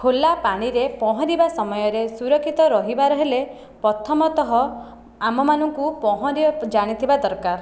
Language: Odia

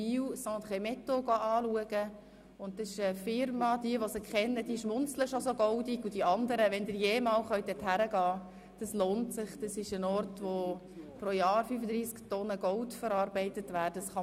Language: Swiss German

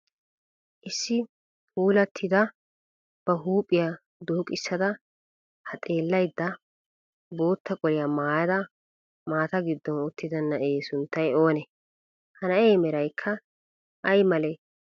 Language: Wolaytta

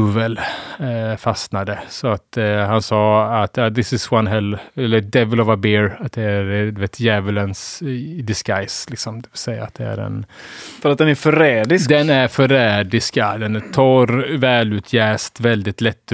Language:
Swedish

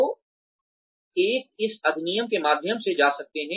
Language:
Hindi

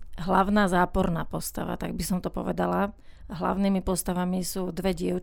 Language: Slovak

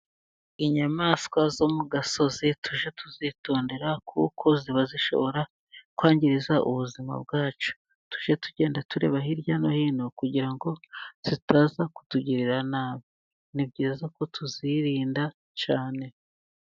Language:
Kinyarwanda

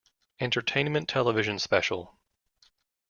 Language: English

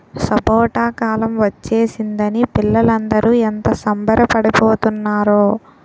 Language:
Telugu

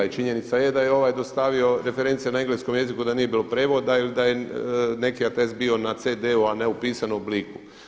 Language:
Croatian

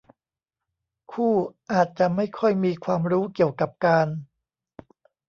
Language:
Thai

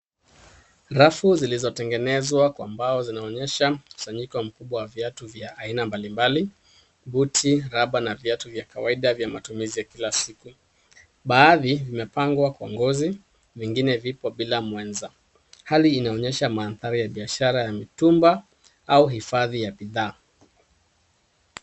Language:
Swahili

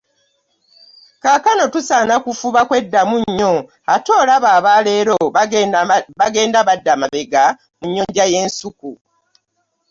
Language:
Ganda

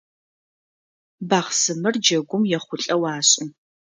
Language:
Adyghe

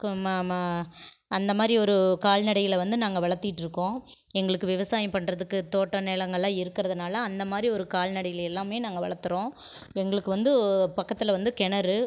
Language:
Tamil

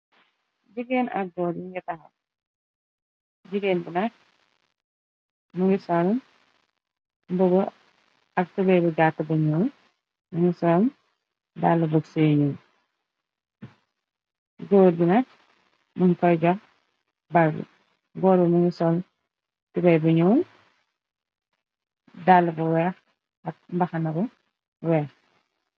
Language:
Wolof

